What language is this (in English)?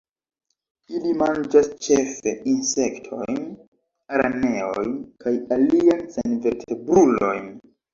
Esperanto